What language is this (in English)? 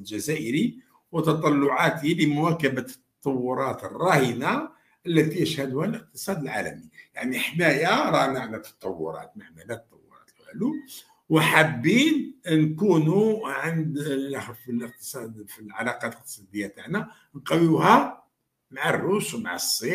Arabic